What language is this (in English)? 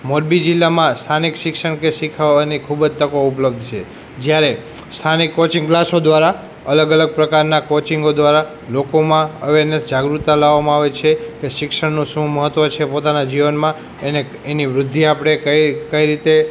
Gujarati